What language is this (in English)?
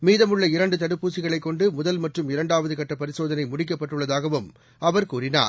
Tamil